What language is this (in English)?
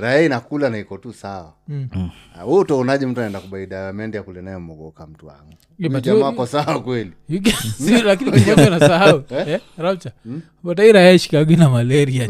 Swahili